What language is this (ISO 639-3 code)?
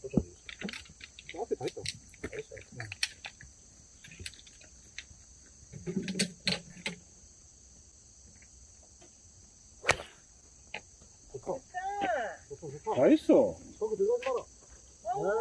kor